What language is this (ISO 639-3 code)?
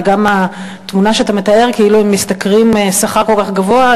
heb